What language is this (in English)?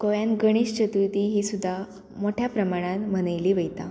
Konkani